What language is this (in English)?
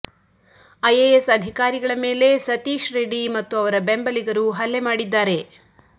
Kannada